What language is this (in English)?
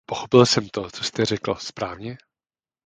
Czech